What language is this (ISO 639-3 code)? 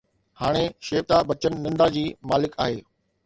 snd